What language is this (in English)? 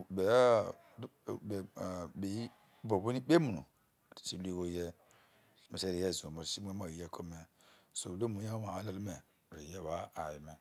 Isoko